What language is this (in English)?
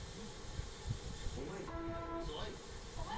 Bhojpuri